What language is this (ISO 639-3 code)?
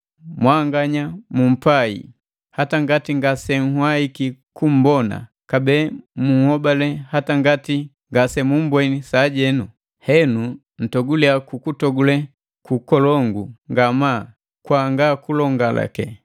mgv